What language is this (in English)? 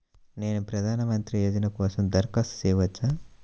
Telugu